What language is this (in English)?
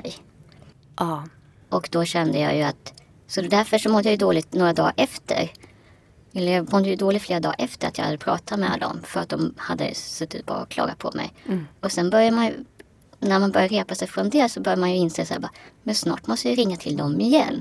Swedish